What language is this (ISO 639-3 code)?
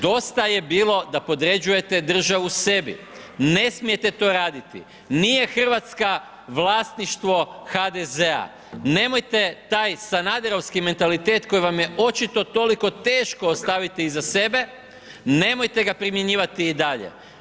hrv